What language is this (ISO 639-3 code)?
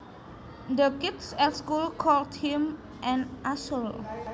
jav